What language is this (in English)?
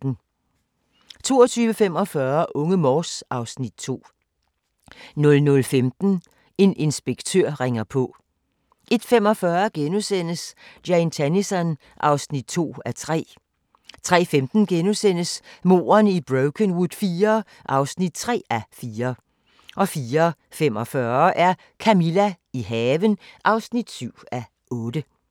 Danish